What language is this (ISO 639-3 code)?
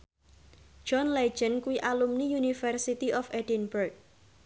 jav